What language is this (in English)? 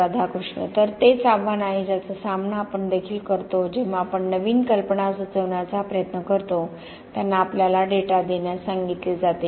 Marathi